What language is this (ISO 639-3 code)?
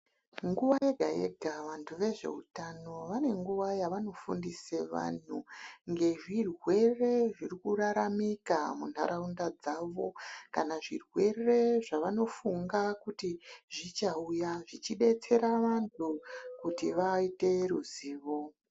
ndc